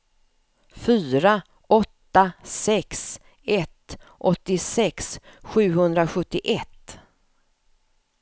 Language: Swedish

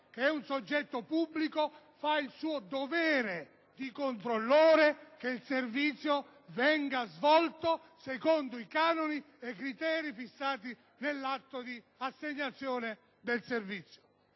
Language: Italian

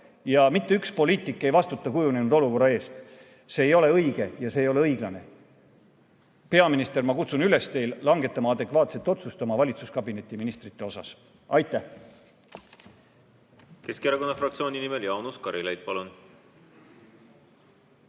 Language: Estonian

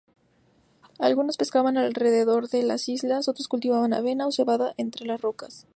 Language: Spanish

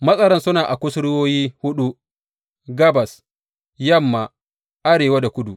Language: Hausa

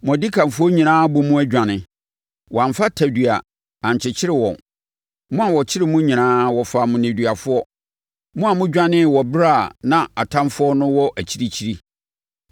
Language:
Akan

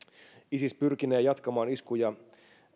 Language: Finnish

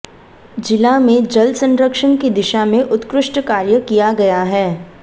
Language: Hindi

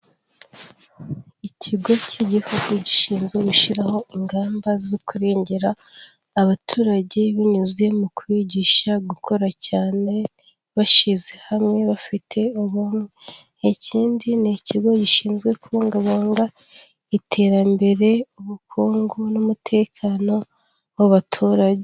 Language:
Kinyarwanda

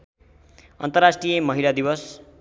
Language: Nepali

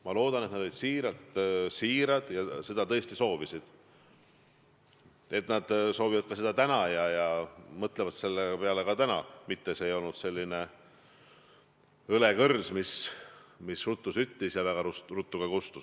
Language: Estonian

